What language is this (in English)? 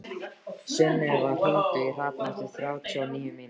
Icelandic